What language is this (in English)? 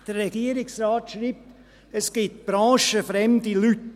Swiss German